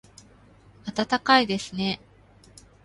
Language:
Japanese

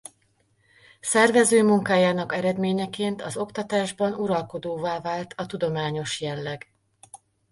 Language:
Hungarian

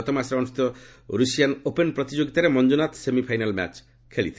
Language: Odia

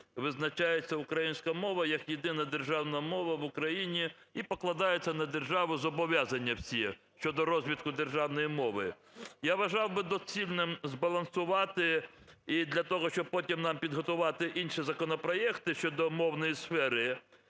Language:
Ukrainian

